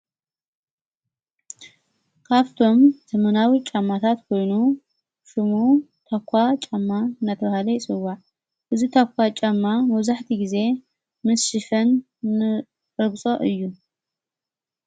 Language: Tigrinya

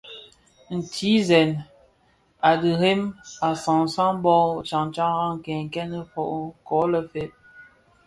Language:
Bafia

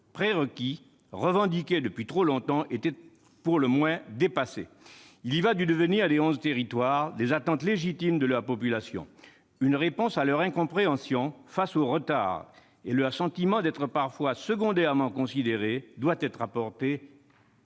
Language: French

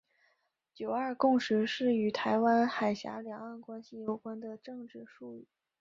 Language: Chinese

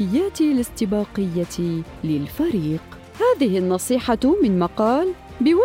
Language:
Arabic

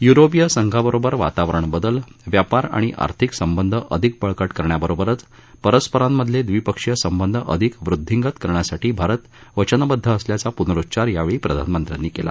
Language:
Marathi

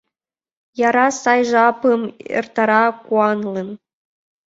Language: Mari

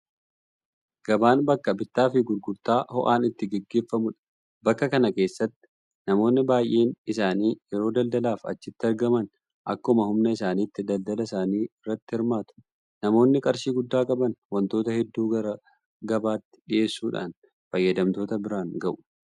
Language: Oromo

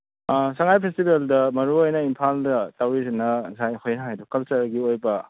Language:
Manipuri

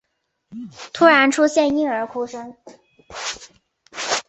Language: Chinese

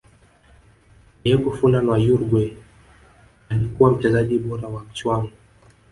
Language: Swahili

